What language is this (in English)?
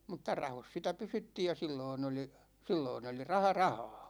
Finnish